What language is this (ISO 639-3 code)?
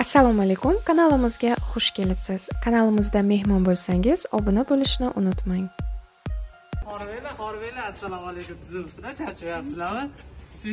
tur